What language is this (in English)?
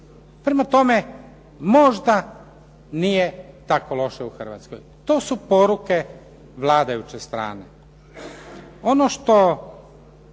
Croatian